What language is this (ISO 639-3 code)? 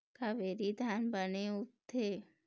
hne